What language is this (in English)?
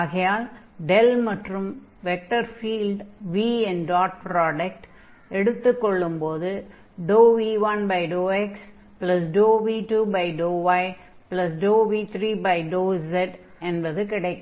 Tamil